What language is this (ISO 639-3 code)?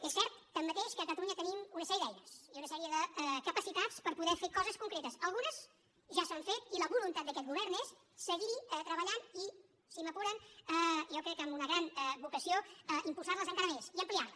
cat